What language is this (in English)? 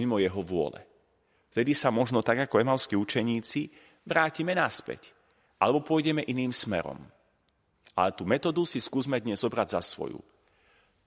Slovak